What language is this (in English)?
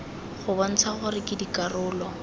Tswana